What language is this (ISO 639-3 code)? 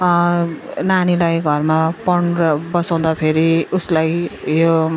nep